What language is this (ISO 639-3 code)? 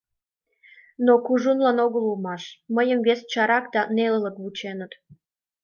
chm